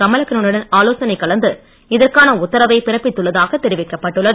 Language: Tamil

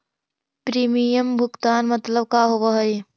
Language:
Magahi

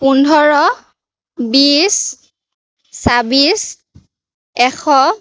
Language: Assamese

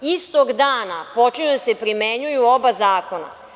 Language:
Serbian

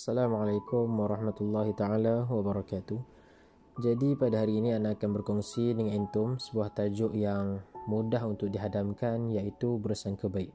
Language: Malay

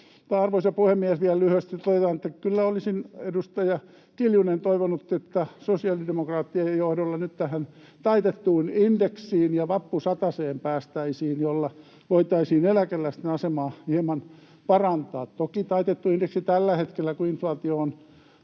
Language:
Finnish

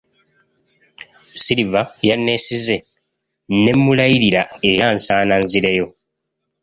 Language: Ganda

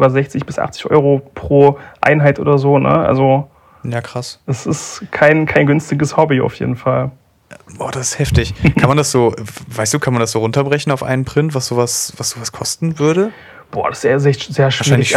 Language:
German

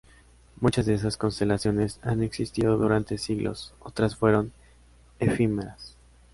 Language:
Spanish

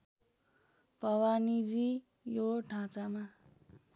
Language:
Nepali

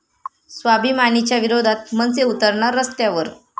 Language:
Marathi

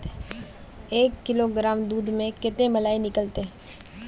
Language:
Magahi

